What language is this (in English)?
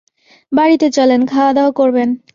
Bangla